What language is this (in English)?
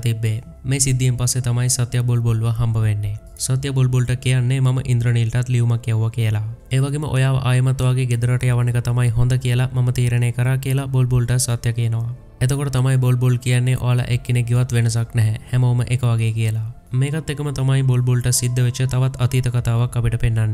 Hindi